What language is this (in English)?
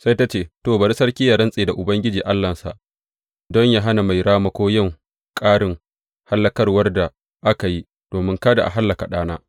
Hausa